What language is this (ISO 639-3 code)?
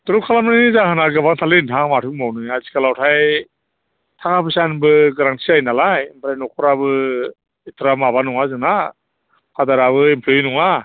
brx